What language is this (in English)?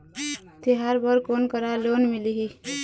Chhattisgarhi